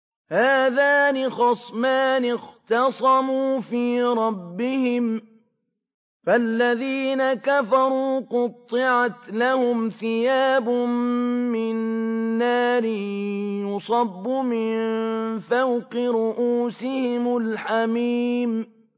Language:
Arabic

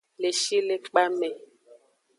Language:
Aja (Benin)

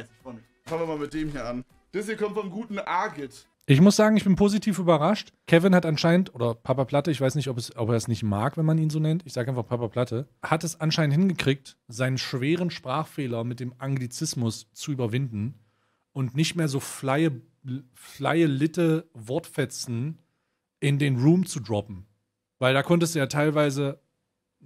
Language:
German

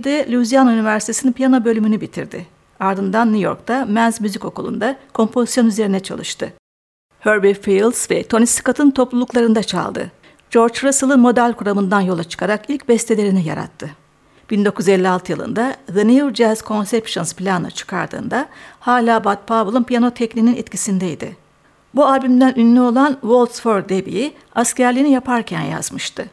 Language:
Turkish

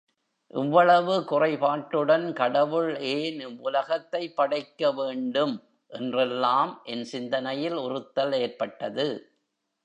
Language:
Tamil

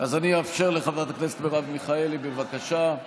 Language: Hebrew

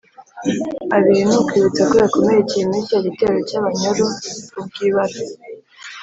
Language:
Kinyarwanda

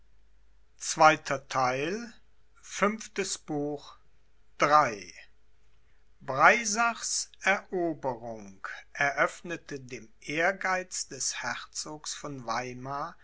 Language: German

